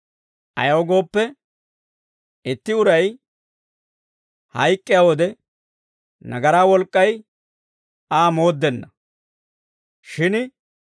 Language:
Dawro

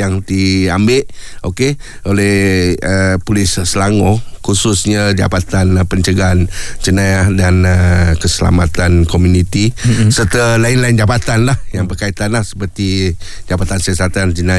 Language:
Malay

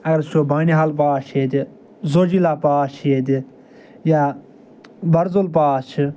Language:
Kashmiri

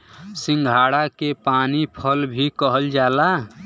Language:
Bhojpuri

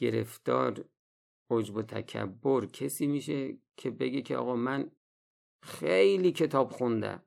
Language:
Persian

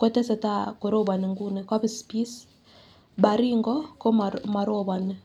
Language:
Kalenjin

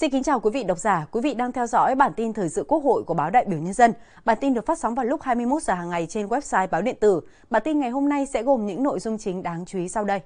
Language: Vietnamese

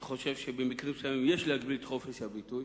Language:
Hebrew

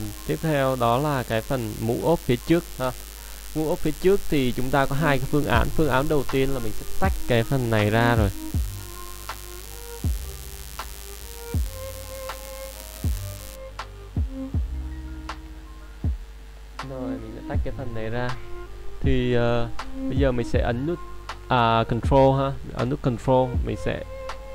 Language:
Vietnamese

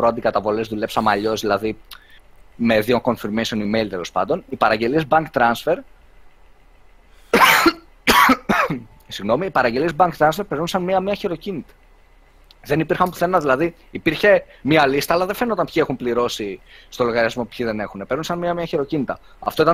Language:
Greek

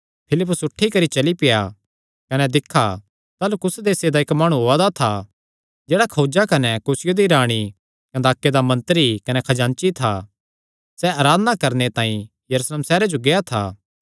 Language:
Kangri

